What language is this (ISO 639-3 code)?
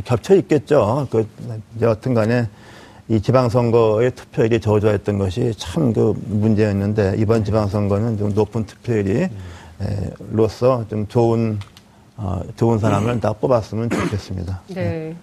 kor